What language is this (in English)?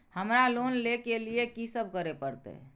Maithili